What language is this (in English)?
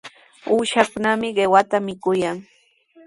Sihuas Ancash Quechua